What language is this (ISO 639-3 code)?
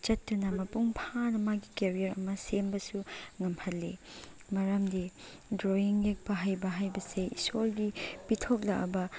mni